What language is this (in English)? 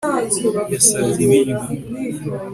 Kinyarwanda